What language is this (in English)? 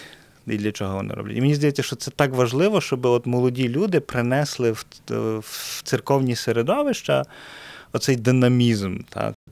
Ukrainian